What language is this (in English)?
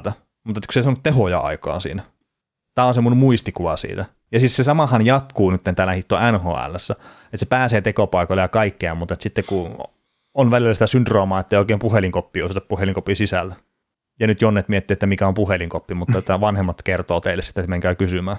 Finnish